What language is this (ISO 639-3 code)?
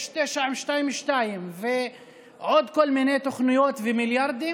heb